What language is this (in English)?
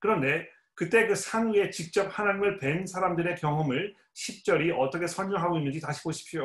Korean